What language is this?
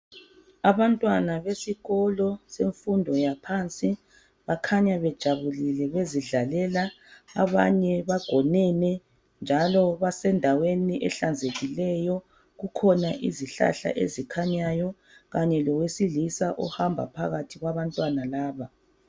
North Ndebele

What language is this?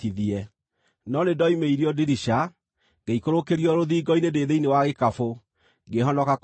Kikuyu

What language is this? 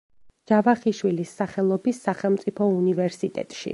Georgian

